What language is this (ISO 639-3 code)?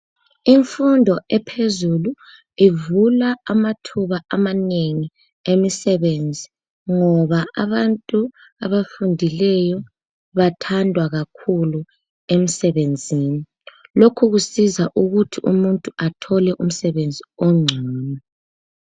nde